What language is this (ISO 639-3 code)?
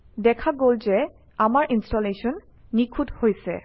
asm